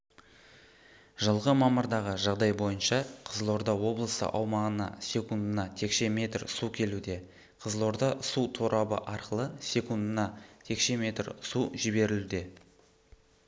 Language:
Kazakh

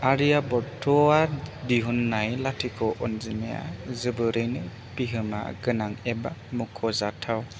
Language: Bodo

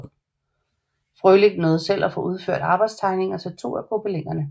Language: Danish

